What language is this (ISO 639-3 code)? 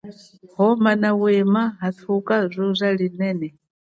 cjk